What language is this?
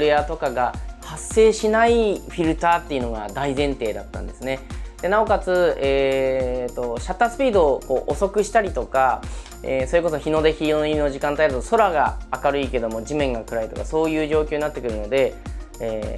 Japanese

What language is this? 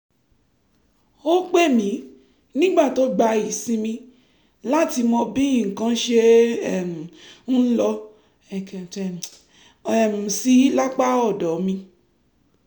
Yoruba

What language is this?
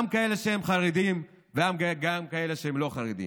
Hebrew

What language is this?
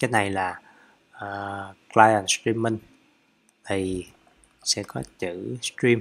Vietnamese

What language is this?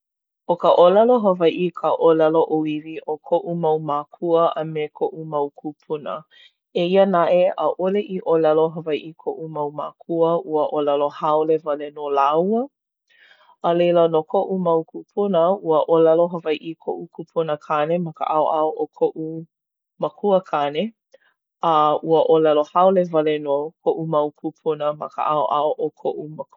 Hawaiian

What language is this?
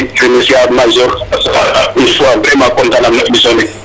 Serer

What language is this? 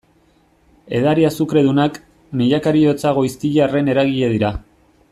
Basque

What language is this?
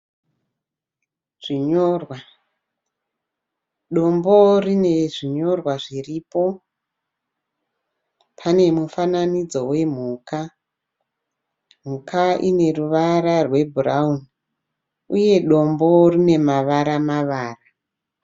Shona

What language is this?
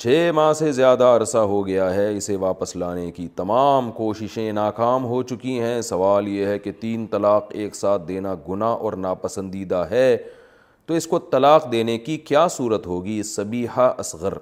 Urdu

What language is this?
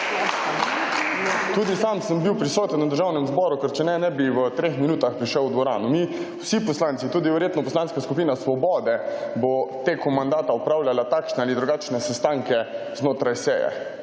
Slovenian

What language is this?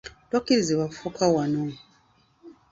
Ganda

